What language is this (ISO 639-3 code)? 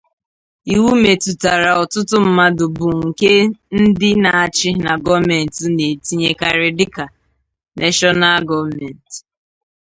ibo